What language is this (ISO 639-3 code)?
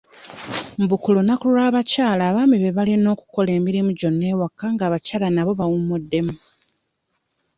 lug